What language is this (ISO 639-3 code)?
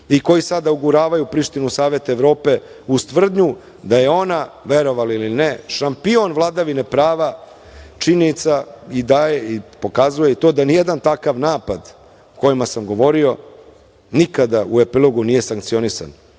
srp